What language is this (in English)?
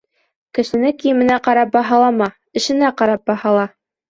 Bashkir